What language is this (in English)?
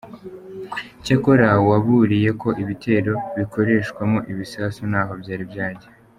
Kinyarwanda